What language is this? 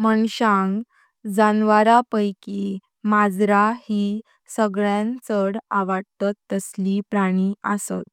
Konkani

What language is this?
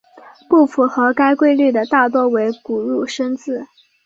Chinese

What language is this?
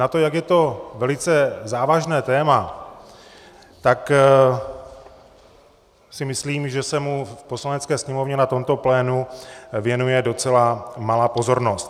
Czech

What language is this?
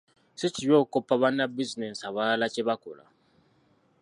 Ganda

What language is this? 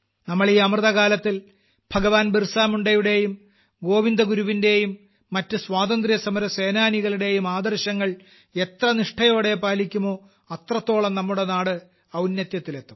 Malayalam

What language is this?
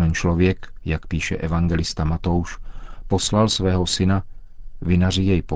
Czech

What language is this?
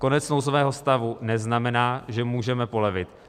Czech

